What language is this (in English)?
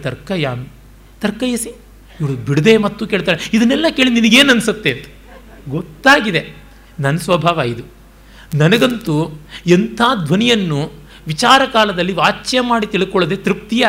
Kannada